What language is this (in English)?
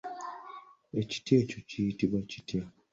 Ganda